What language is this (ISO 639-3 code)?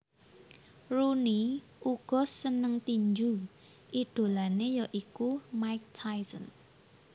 jav